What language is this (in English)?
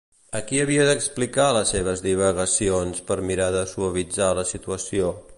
Catalan